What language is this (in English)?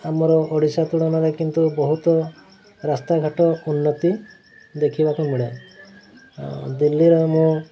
Odia